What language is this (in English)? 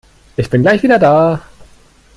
German